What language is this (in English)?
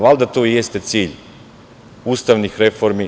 Serbian